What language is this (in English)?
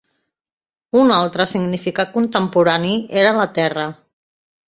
Catalan